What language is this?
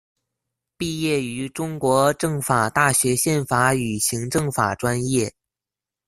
Chinese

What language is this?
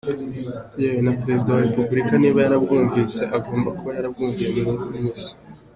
Kinyarwanda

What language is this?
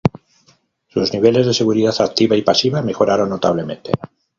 Spanish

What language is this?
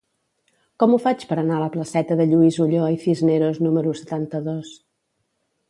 Catalan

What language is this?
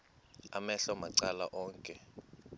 Xhosa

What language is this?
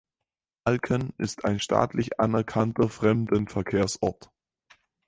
German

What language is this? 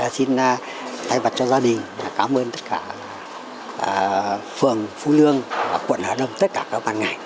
Vietnamese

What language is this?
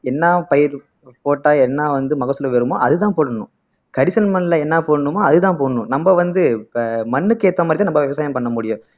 Tamil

